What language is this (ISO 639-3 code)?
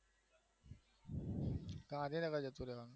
guj